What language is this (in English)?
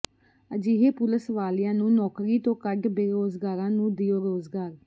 Punjabi